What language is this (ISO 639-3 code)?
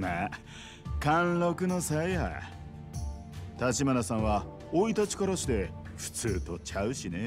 jpn